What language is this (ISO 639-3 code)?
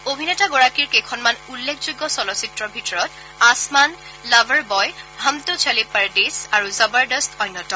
asm